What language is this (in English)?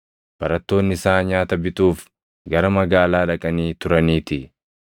Oromo